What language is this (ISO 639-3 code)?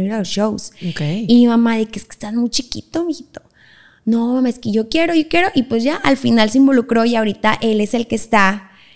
spa